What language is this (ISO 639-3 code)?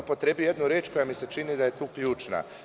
srp